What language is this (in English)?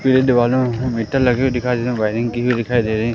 Hindi